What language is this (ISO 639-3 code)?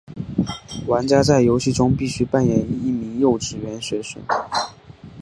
zho